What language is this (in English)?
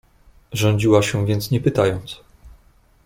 Polish